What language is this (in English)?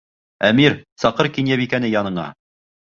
Bashkir